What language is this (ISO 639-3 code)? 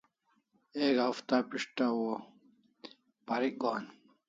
kls